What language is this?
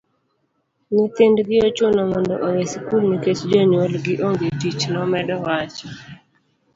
Luo (Kenya and Tanzania)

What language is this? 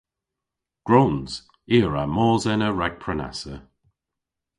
Cornish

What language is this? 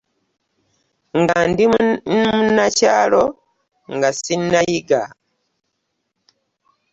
Ganda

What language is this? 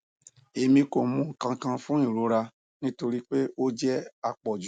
Yoruba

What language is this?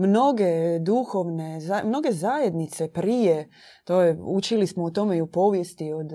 Croatian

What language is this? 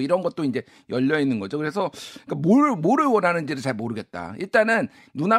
Korean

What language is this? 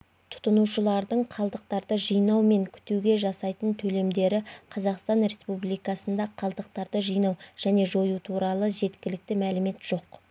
Kazakh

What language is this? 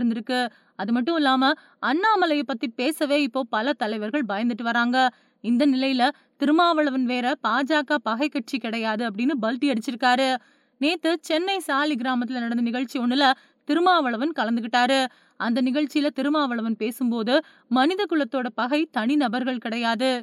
Tamil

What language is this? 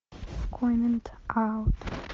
Russian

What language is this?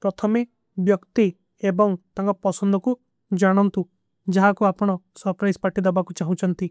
Kui (India)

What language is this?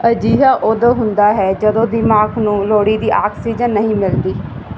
Punjabi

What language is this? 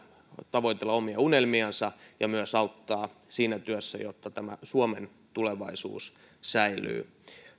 Finnish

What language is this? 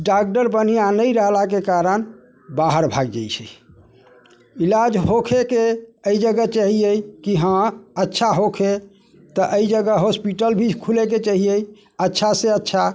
Maithili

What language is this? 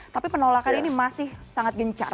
Indonesian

